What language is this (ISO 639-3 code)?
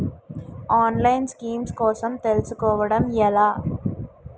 tel